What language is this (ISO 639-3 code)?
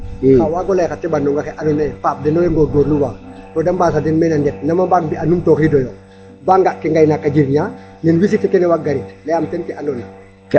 srr